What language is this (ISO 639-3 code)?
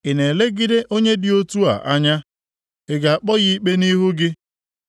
ibo